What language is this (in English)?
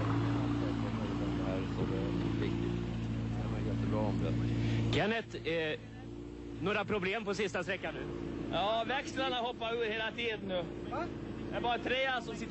Swedish